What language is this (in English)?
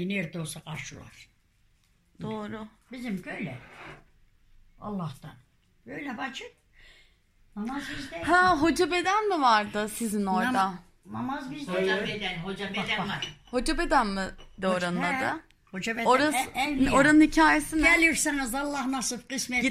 Turkish